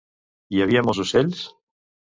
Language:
Catalan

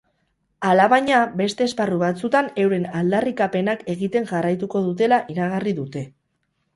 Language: Basque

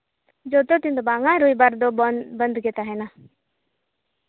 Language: Santali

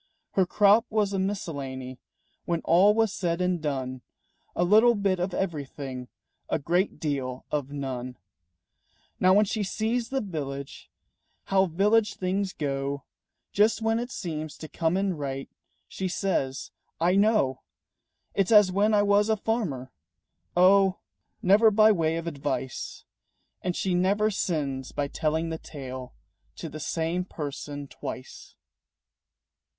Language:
English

